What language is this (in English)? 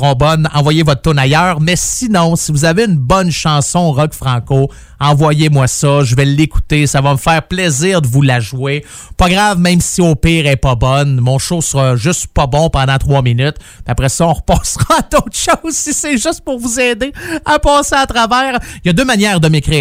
French